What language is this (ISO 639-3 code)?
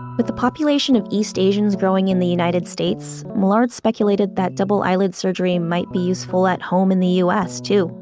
eng